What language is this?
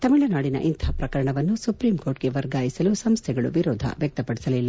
Kannada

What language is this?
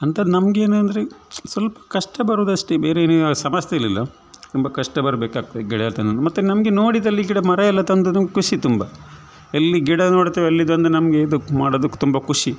Kannada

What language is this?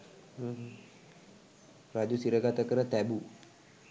Sinhala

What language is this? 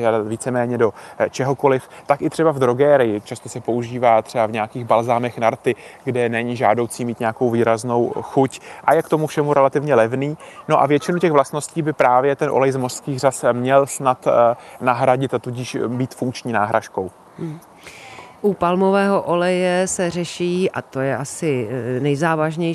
Czech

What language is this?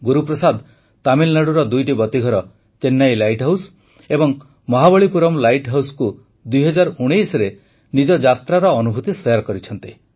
Odia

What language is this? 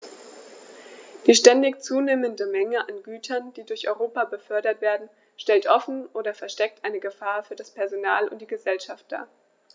German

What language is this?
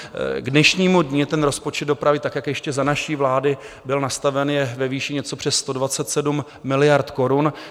Czech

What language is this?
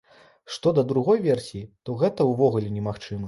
Belarusian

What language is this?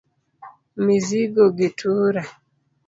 Luo (Kenya and Tanzania)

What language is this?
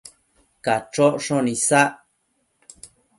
Matsés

